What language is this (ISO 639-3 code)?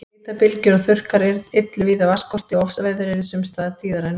isl